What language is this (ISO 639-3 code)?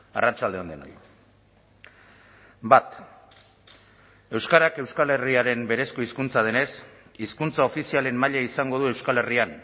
eus